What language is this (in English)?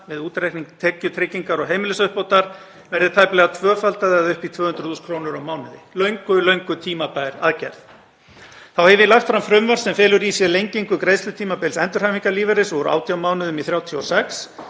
Icelandic